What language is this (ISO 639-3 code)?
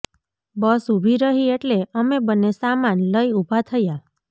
guj